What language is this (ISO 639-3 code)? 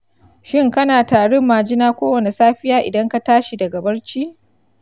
hau